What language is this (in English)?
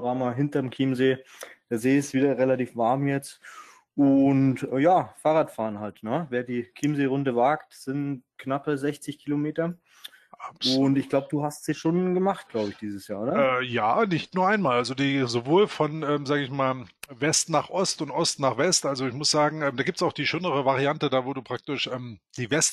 German